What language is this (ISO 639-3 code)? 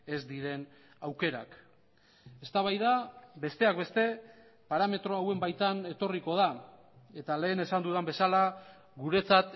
eus